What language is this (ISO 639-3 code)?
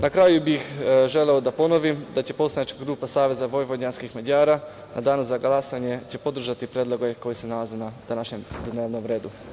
srp